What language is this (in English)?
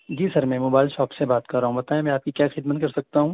Urdu